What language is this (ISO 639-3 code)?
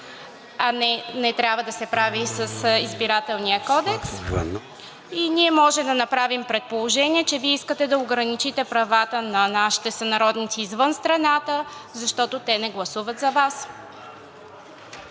bul